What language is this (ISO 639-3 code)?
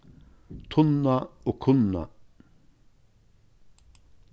fao